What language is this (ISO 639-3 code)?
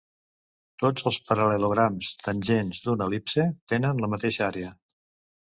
cat